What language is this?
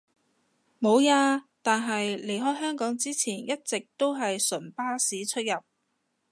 Cantonese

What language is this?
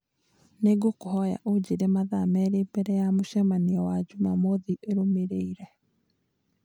Kikuyu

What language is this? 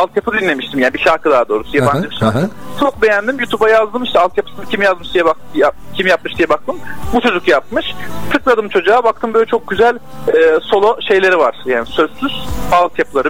Turkish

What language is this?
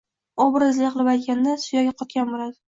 Uzbek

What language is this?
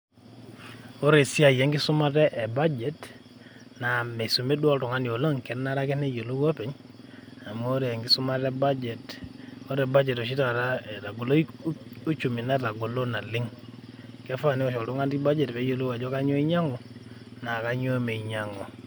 Masai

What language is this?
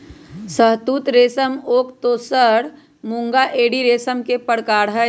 Magahi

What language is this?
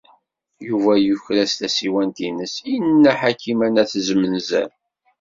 Kabyle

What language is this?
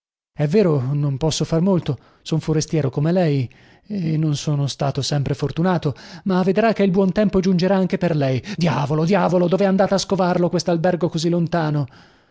Italian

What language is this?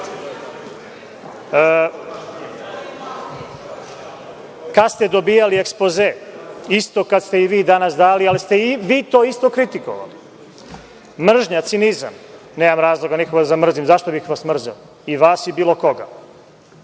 Serbian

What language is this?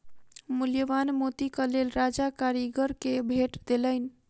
Maithili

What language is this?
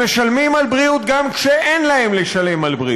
Hebrew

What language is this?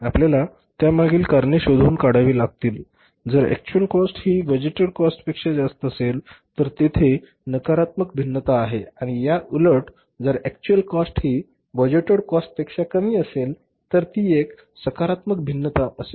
Marathi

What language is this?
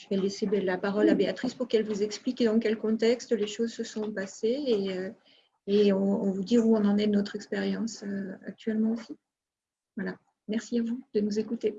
French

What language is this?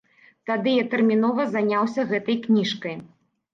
Belarusian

